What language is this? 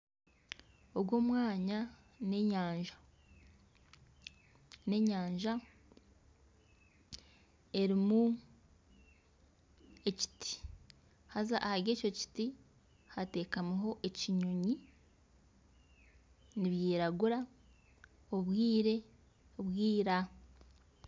Nyankole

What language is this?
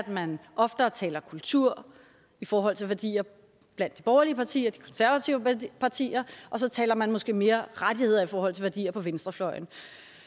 Danish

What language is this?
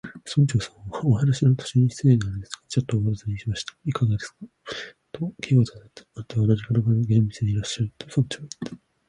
Japanese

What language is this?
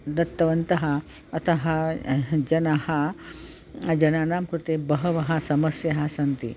Sanskrit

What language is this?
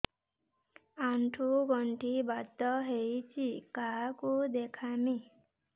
Odia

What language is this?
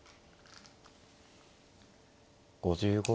Japanese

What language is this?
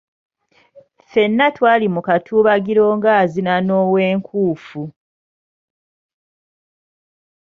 Ganda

